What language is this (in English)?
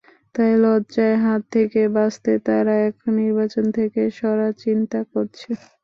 Bangla